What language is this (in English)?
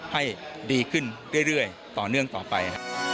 Thai